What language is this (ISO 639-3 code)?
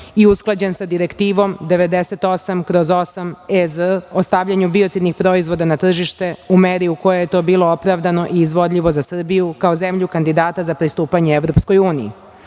srp